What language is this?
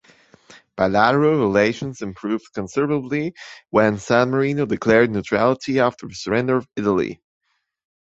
English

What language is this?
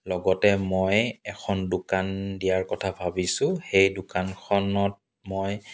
Assamese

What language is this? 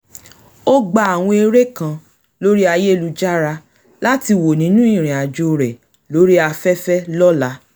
Yoruba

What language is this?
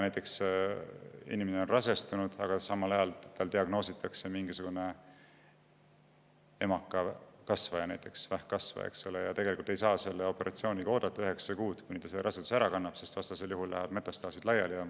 Estonian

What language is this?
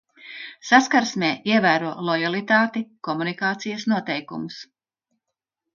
Latvian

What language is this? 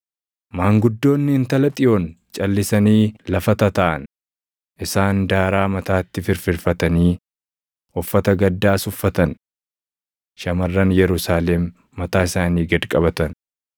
Oromo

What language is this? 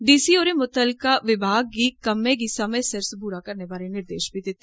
Dogri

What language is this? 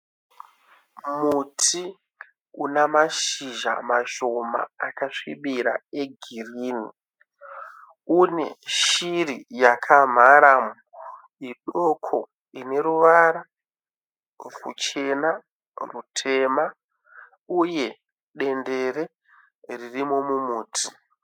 Shona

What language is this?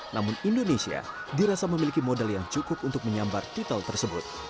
Indonesian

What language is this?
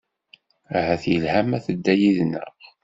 Kabyle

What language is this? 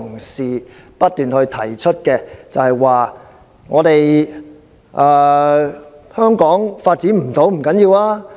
Cantonese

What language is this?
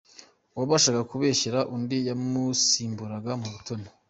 Kinyarwanda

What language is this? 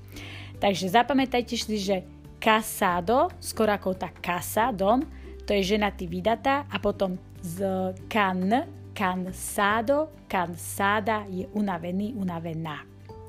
Slovak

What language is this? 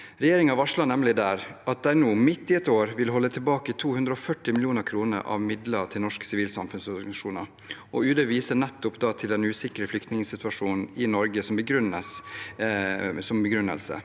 Norwegian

